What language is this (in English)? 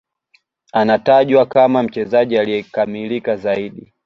Swahili